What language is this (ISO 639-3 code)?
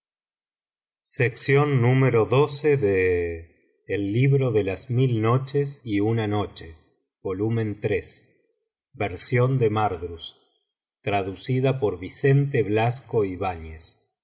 spa